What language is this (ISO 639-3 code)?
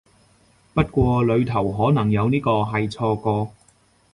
yue